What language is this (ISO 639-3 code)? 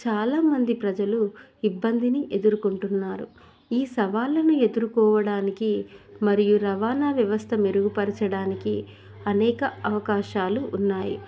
tel